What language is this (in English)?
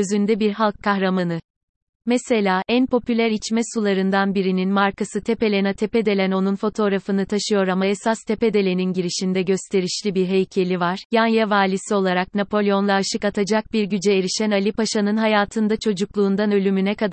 Turkish